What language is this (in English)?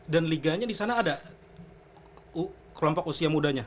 Indonesian